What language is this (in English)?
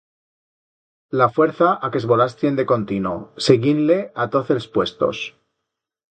Aragonese